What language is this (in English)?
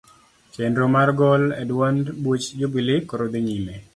Luo (Kenya and Tanzania)